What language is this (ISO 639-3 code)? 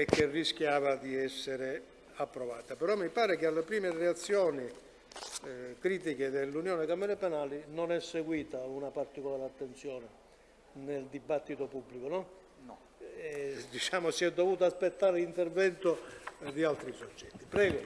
ita